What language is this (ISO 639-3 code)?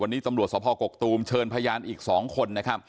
tha